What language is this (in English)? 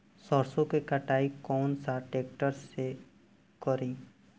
Bhojpuri